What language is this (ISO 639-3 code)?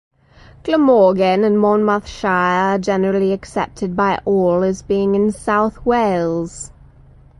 eng